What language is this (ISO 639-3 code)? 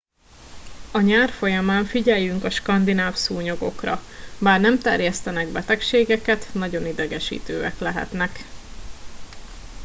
hun